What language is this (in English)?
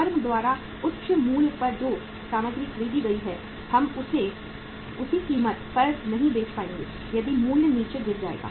Hindi